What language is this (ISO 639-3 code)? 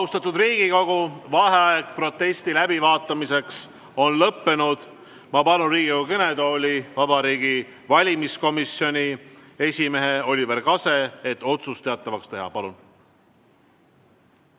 est